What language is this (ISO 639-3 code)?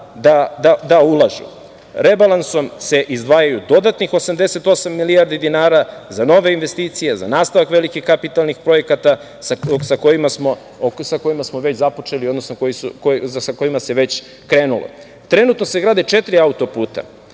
srp